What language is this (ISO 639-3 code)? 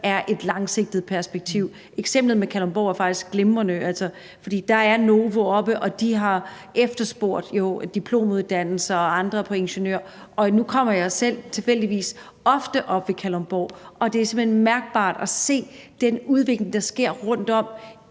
dan